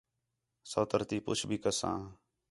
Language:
Khetrani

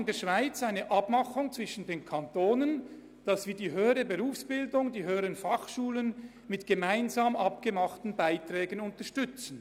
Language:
Swiss German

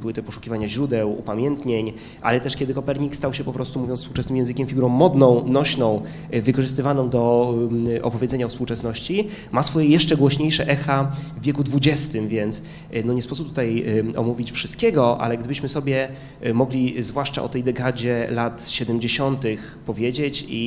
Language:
Polish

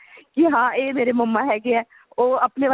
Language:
Punjabi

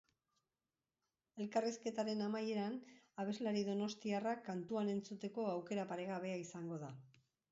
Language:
Basque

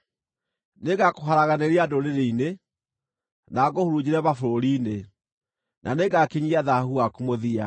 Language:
Kikuyu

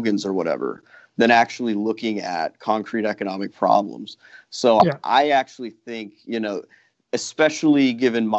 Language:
English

